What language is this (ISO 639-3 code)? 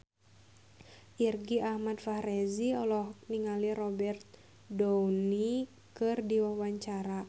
sun